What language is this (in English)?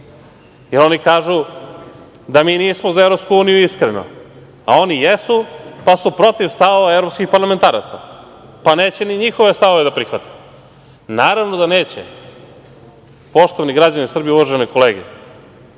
Serbian